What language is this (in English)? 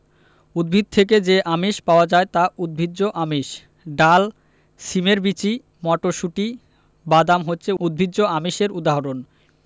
Bangla